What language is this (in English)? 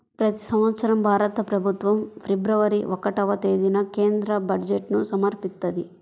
Telugu